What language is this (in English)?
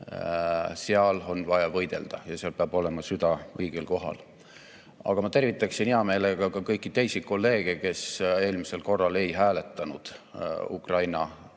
Estonian